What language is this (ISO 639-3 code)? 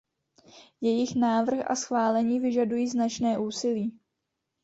ces